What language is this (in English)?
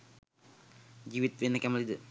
Sinhala